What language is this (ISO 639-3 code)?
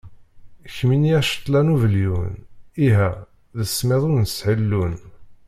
kab